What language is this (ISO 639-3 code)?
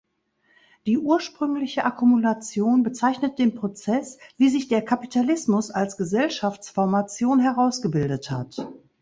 deu